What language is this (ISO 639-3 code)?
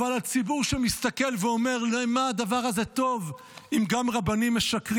heb